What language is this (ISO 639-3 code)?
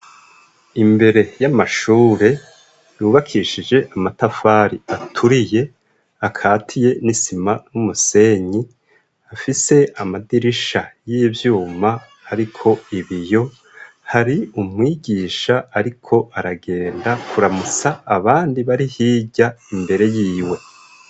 run